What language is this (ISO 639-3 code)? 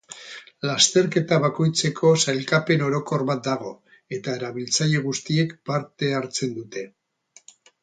eus